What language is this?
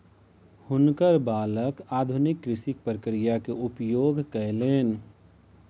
Maithili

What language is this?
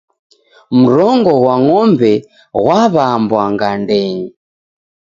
Taita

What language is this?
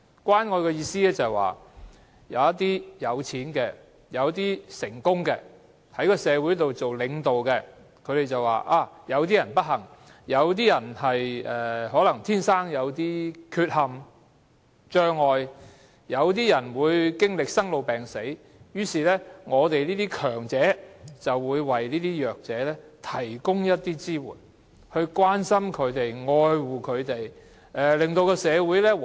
Cantonese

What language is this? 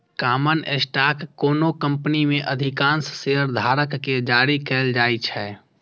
Maithili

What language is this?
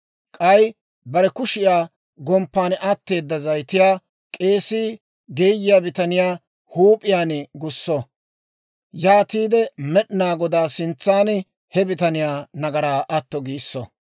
Dawro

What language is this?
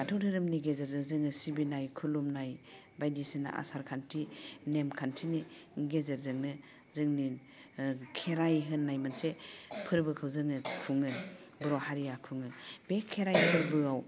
Bodo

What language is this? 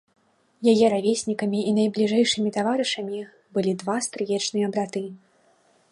Belarusian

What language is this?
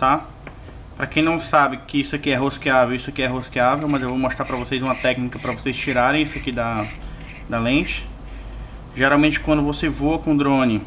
Portuguese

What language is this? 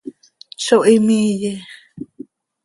Seri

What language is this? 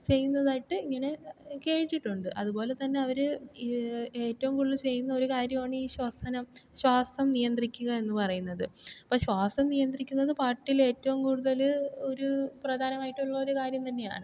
Malayalam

